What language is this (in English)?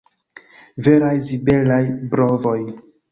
Esperanto